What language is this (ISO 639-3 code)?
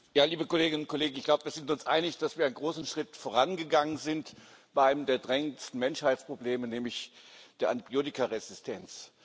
deu